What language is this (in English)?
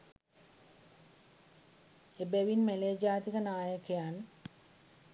Sinhala